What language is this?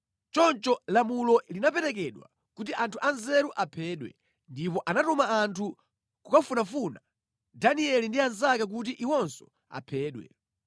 Nyanja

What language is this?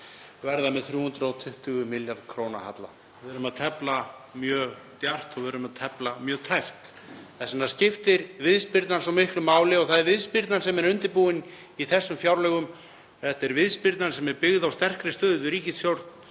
Icelandic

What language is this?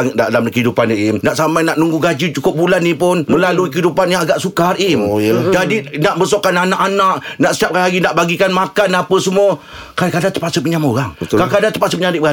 Malay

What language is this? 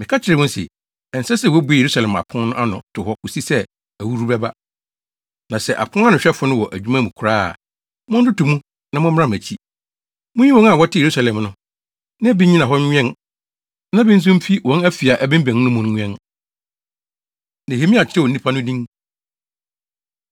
Akan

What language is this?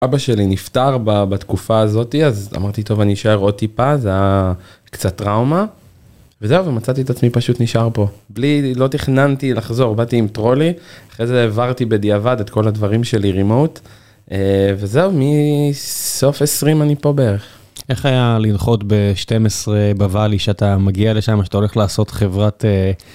Hebrew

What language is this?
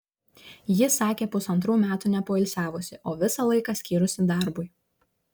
Lithuanian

